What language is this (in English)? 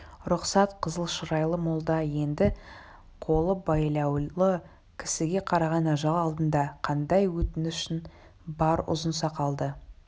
Kazakh